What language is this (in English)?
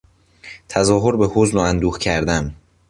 Persian